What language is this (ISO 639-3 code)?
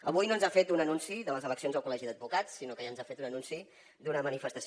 cat